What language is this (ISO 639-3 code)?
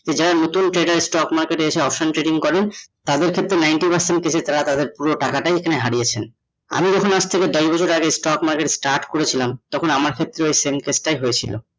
ben